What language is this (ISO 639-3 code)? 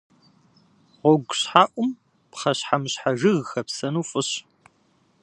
kbd